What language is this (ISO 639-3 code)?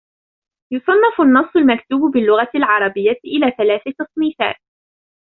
ara